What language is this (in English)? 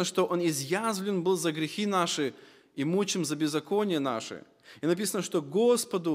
Russian